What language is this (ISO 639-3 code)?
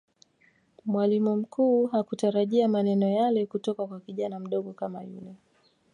swa